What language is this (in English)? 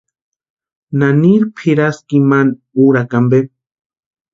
Western Highland Purepecha